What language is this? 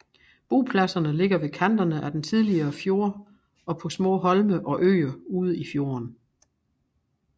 Danish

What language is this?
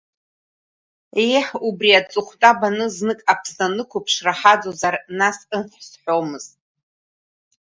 Abkhazian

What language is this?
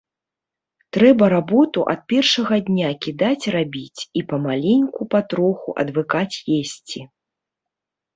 Belarusian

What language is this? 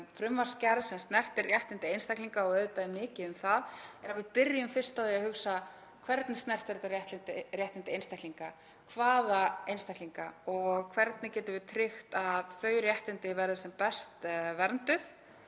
Icelandic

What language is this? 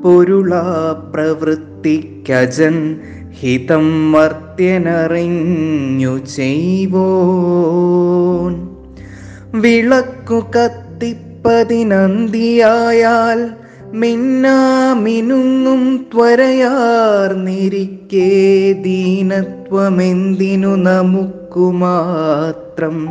Malayalam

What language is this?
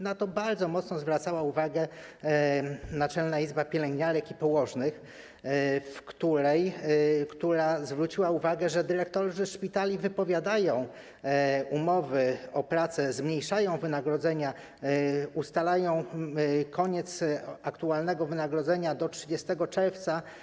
Polish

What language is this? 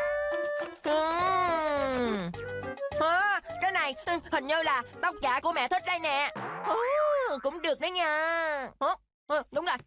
Vietnamese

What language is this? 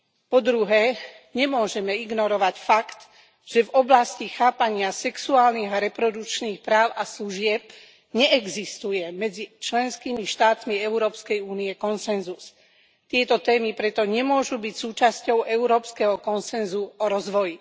Slovak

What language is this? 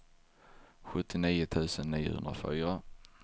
Swedish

